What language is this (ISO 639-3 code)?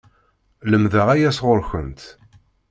kab